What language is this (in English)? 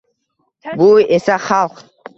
Uzbek